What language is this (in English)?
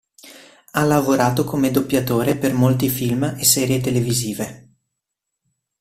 Italian